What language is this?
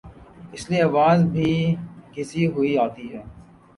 Urdu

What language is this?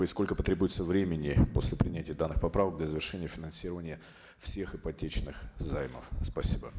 Kazakh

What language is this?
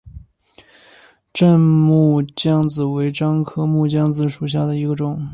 Chinese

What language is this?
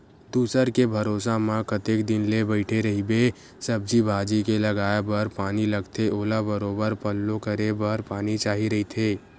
Chhattisgarhi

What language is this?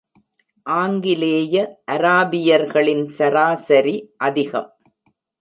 Tamil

